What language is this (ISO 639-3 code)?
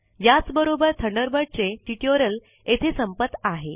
mar